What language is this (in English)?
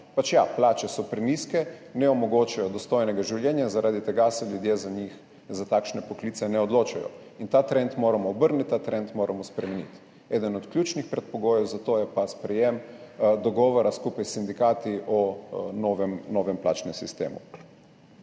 Slovenian